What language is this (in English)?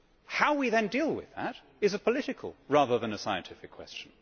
English